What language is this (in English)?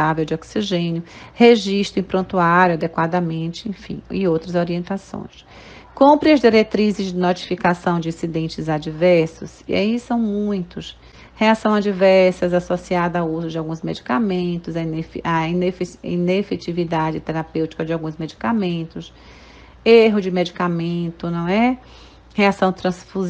Portuguese